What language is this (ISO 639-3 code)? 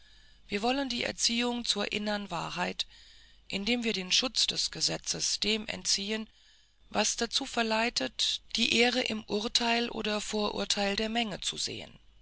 deu